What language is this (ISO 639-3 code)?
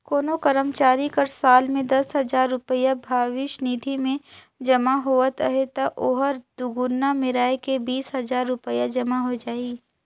hne